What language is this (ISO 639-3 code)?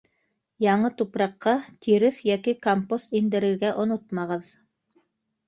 bak